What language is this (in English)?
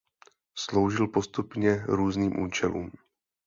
Czech